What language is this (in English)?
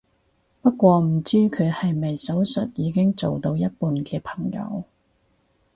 Cantonese